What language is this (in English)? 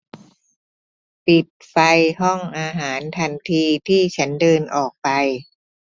Thai